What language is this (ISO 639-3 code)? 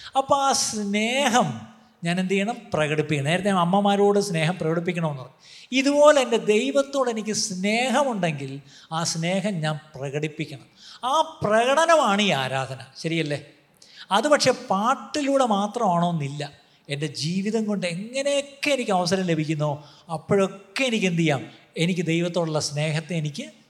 mal